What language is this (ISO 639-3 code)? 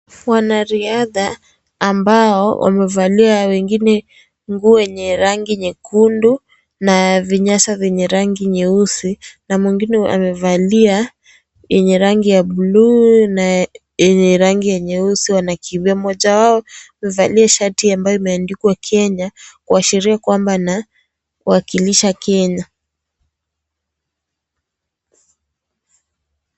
swa